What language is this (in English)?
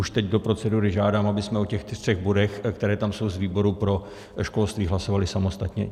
Czech